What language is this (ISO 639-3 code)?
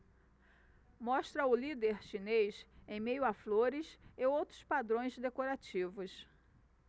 por